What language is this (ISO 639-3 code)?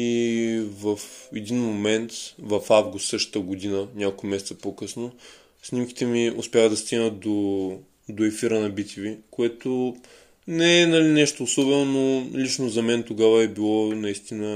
bul